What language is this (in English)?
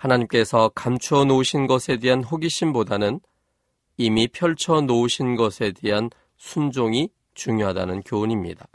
Korean